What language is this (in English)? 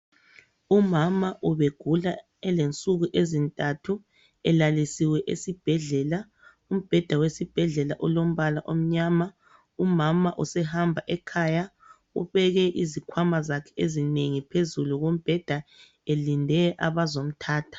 North Ndebele